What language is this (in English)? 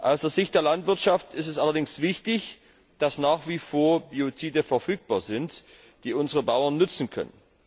German